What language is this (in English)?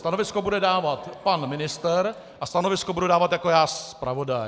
Czech